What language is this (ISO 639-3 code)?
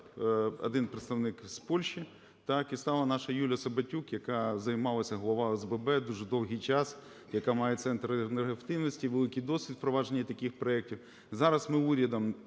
ukr